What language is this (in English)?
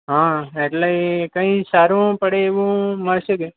Gujarati